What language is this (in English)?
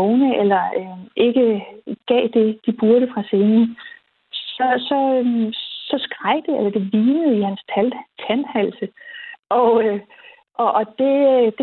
Danish